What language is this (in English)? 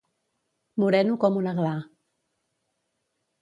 Catalan